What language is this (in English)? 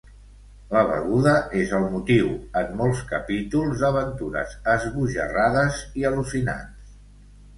Catalan